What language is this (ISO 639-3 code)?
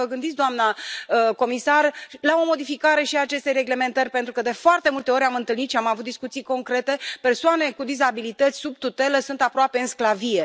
ron